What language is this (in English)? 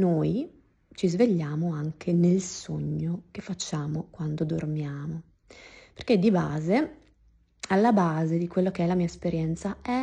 Italian